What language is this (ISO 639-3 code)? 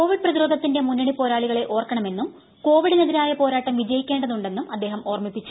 mal